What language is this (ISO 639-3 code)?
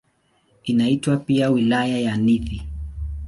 swa